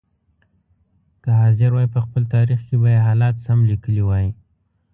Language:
Pashto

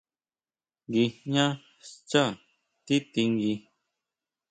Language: Huautla Mazatec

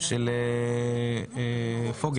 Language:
Hebrew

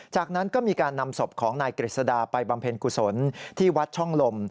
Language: Thai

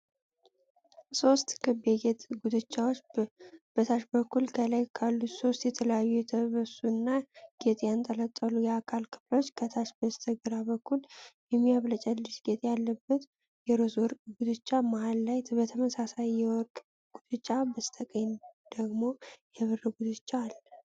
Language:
Amharic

